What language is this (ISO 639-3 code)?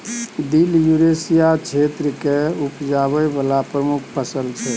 mai